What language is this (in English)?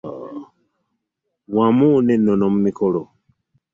Ganda